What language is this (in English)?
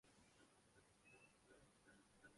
Urdu